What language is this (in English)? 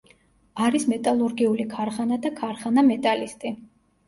Georgian